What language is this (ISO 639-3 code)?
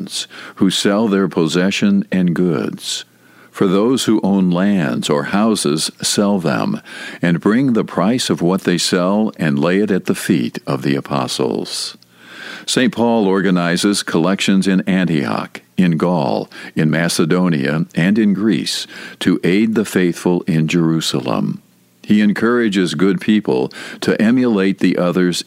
eng